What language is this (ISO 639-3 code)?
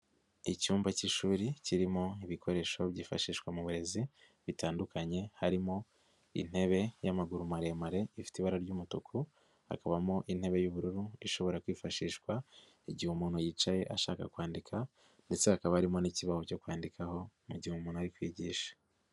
kin